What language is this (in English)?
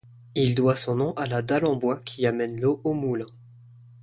French